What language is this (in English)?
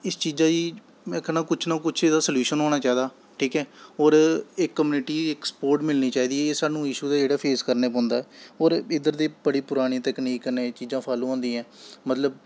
Dogri